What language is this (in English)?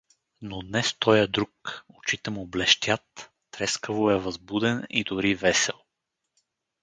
Bulgarian